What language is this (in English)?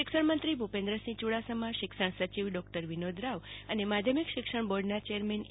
Gujarati